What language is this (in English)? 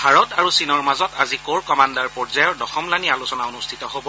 Assamese